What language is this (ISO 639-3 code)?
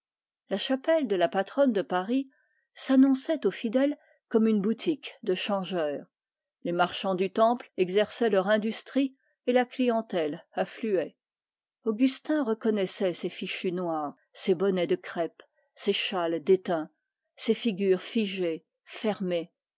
fra